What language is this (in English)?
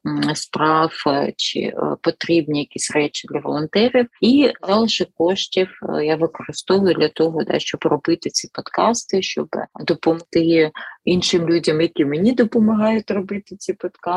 Ukrainian